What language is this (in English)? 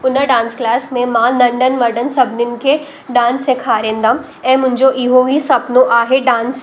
Sindhi